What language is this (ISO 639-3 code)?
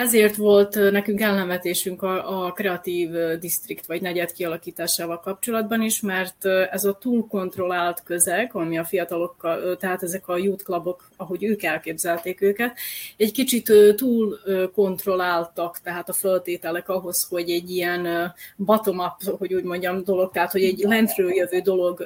hun